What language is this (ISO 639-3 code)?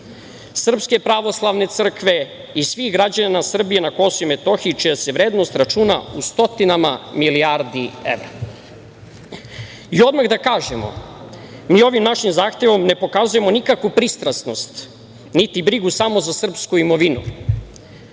srp